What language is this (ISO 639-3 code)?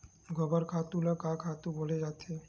hne